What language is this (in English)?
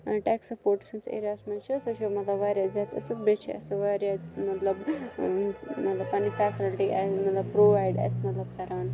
Kashmiri